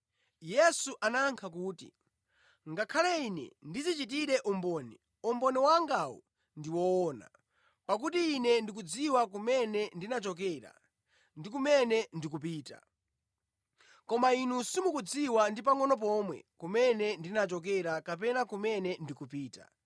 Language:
Nyanja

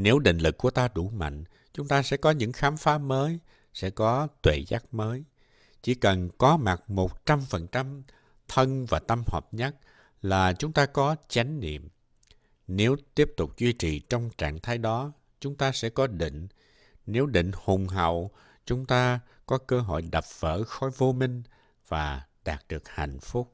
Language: Vietnamese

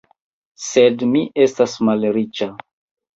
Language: Esperanto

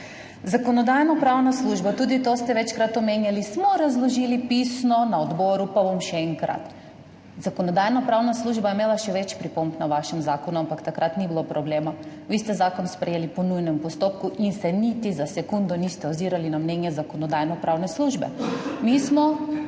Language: Slovenian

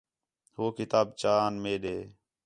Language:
Khetrani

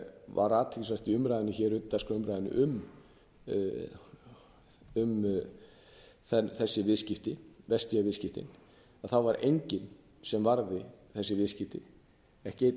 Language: Icelandic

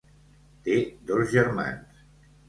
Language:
Catalan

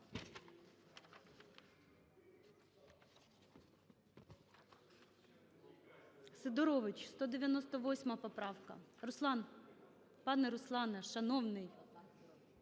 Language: Ukrainian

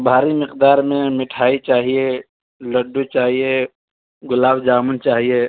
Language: Urdu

